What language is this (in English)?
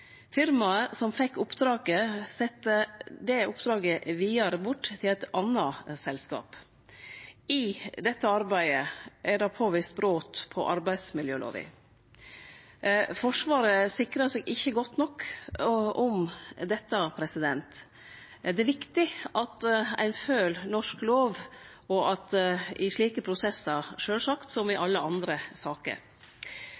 Norwegian Nynorsk